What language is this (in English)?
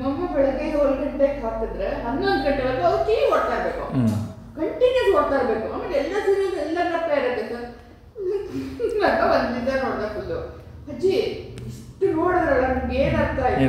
Kannada